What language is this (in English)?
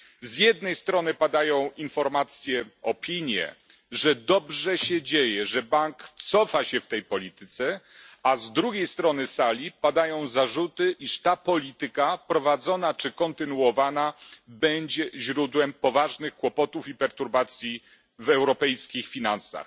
Polish